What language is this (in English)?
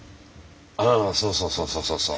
Japanese